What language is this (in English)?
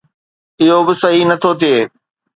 Sindhi